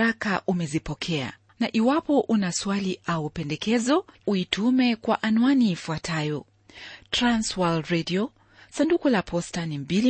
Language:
Swahili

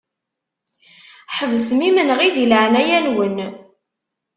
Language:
Kabyle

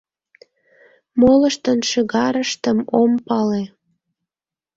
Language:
Mari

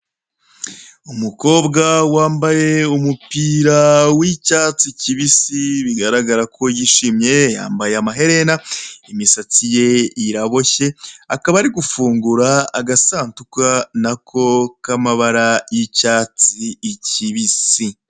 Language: Kinyarwanda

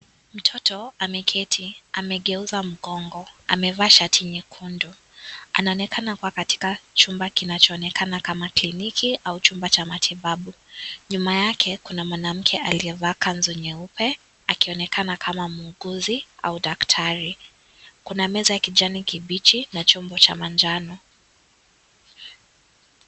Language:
Swahili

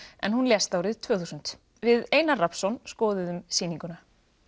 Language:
Icelandic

